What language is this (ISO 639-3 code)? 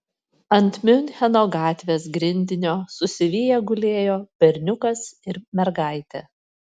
lit